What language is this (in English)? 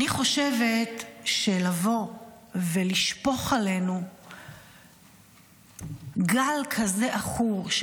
Hebrew